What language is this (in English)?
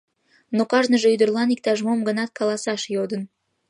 Mari